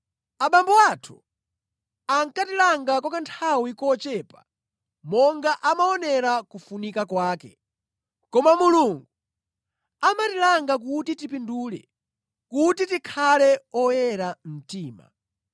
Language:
Nyanja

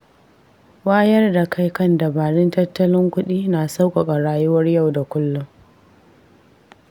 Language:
Hausa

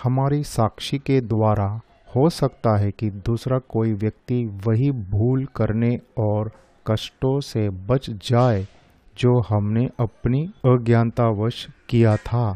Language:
Hindi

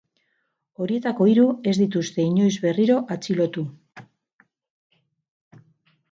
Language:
Basque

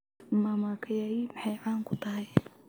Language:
Somali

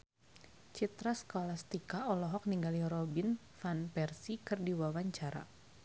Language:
Sundanese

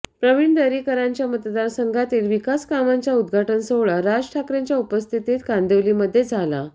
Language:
Marathi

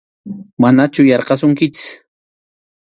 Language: Arequipa-La Unión Quechua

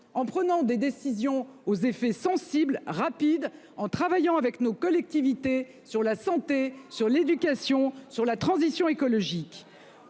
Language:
French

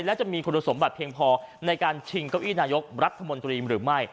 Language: Thai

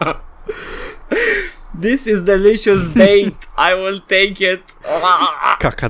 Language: Romanian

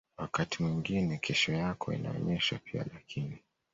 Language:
Swahili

